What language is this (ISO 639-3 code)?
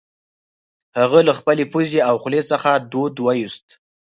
pus